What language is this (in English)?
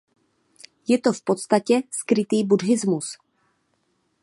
Czech